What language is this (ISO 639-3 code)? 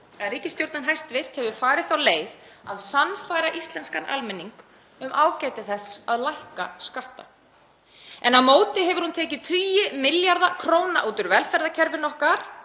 isl